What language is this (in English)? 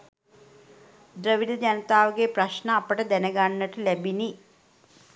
Sinhala